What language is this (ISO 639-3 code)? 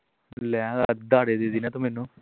pan